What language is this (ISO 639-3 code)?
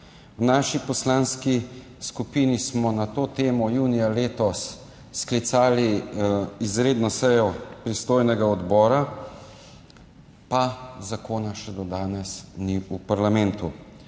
slv